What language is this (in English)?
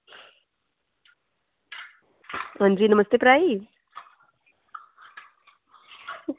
Dogri